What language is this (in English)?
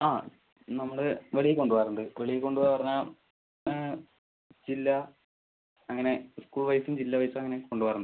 Malayalam